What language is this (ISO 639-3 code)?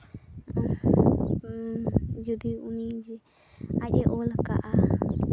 sat